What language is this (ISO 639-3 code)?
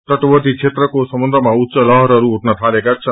nep